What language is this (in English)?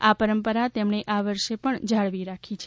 Gujarati